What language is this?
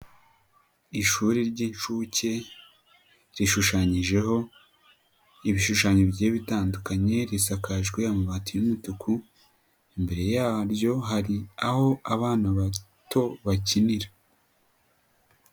Kinyarwanda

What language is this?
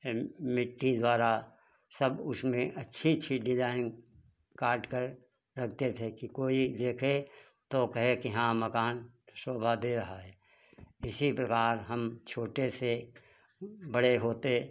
Hindi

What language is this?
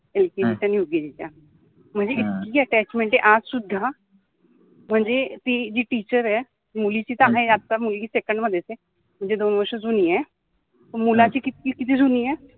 Marathi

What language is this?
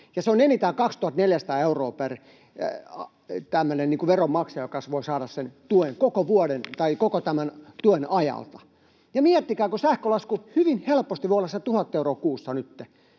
Finnish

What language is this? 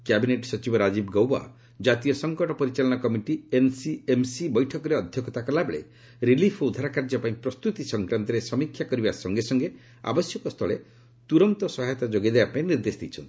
Odia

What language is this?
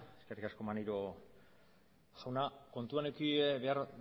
Basque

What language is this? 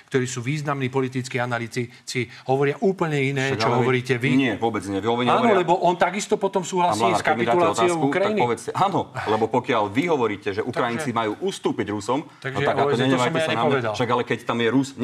Slovak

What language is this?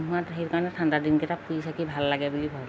Assamese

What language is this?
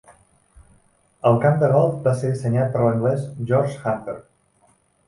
Catalan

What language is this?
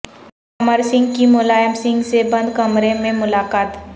Urdu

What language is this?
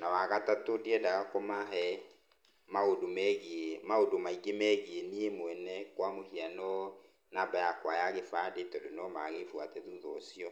Kikuyu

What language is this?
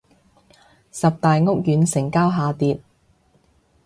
Cantonese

